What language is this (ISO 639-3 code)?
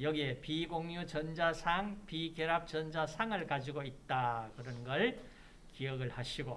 kor